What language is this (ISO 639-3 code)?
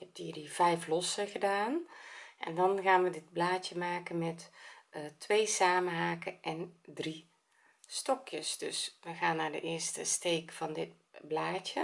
nld